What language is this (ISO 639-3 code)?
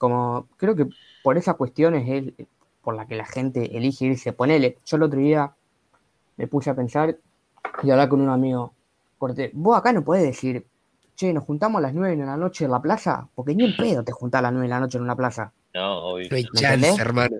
spa